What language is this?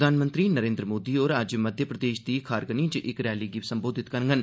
Dogri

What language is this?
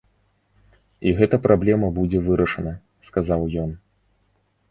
Belarusian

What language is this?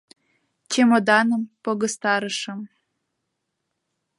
Mari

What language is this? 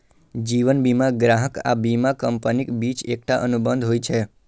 Maithili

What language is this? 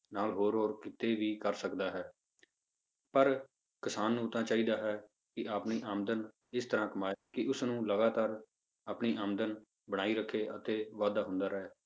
Punjabi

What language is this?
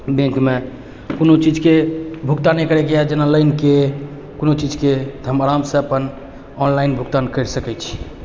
Maithili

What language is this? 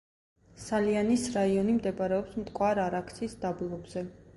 Georgian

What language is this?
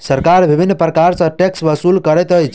Maithili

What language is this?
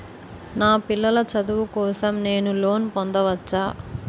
Telugu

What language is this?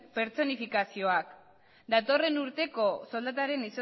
Basque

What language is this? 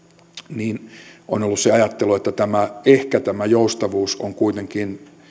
Finnish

